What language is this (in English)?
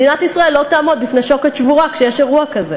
Hebrew